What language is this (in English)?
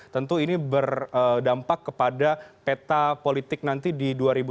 Indonesian